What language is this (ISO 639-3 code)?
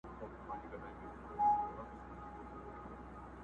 pus